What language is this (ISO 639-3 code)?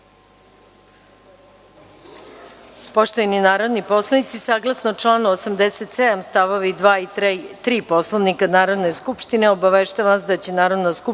srp